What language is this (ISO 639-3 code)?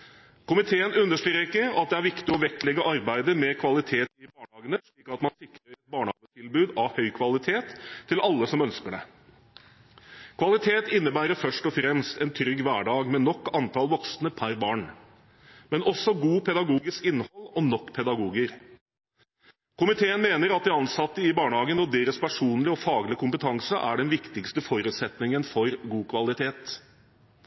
nob